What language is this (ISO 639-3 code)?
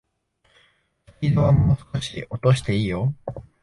jpn